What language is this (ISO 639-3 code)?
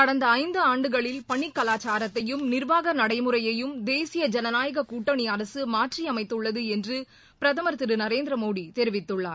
tam